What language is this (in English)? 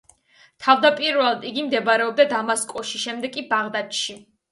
Georgian